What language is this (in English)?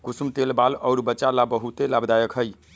Magahi